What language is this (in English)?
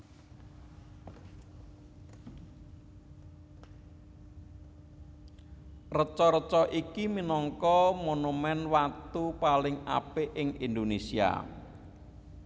Javanese